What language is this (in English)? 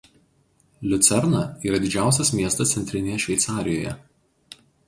Lithuanian